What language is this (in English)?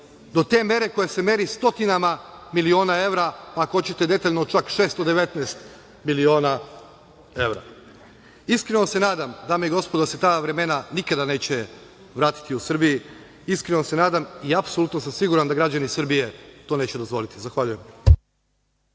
Serbian